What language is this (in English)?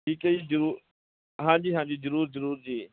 Punjabi